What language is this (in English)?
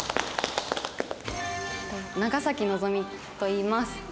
Japanese